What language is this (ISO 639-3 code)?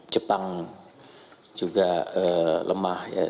ind